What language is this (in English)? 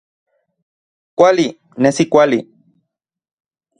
Central Puebla Nahuatl